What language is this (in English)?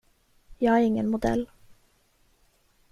Swedish